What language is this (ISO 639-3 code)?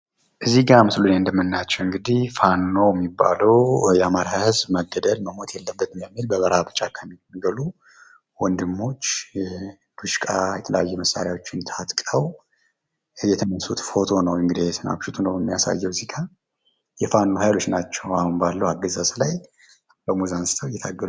amh